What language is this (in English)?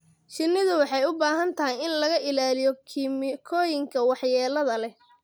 Somali